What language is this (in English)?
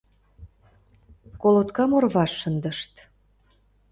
Mari